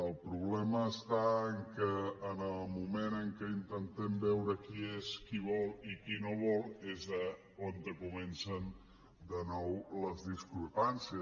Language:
Catalan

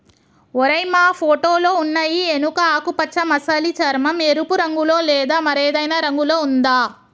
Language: Telugu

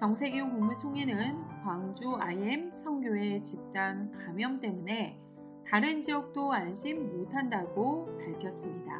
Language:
Korean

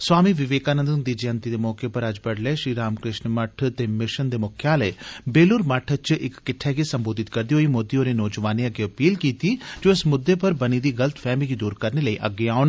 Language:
Dogri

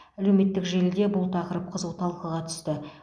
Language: Kazakh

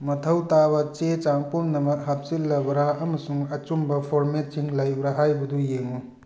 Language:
Manipuri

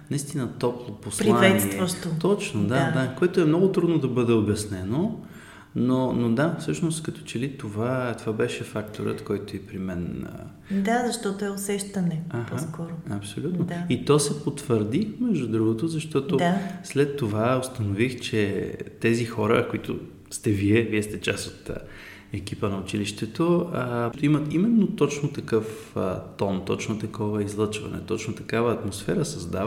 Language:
Bulgarian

